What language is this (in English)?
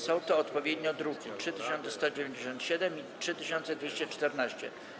Polish